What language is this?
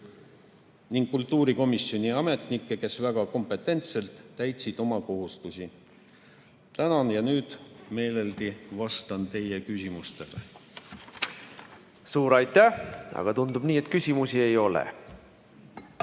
Estonian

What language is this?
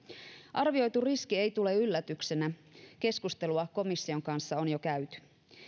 Finnish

